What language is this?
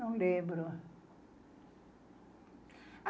Portuguese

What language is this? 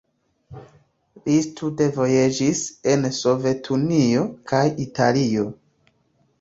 Esperanto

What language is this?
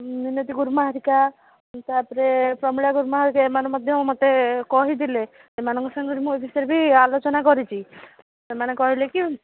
Odia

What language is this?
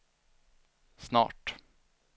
Swedish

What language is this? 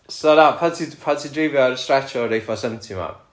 Welsh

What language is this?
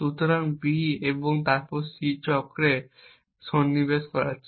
Bangla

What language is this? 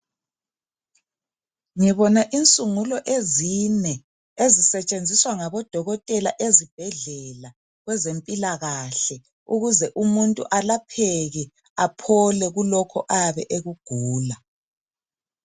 North Ndebele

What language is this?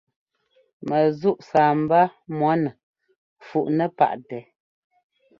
Ngomba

